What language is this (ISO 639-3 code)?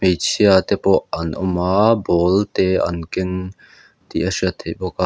lus